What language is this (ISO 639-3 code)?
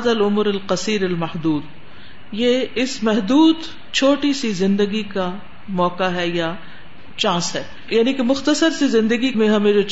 urd